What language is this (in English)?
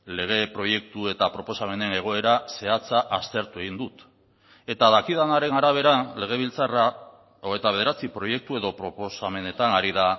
Basque